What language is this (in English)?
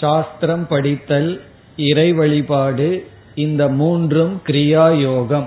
Tamil